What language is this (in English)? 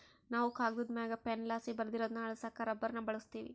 Kannada